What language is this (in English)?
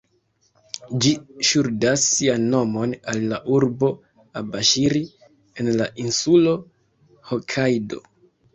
Esperanto